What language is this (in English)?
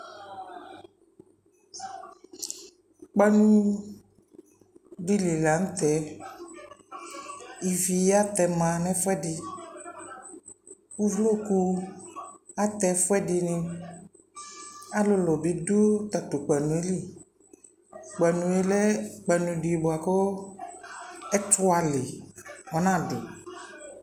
Ikposo